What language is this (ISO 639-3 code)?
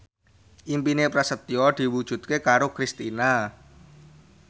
jav